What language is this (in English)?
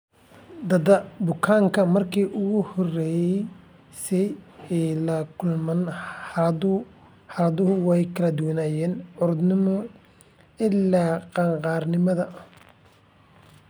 Somali